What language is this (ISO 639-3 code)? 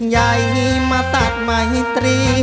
tha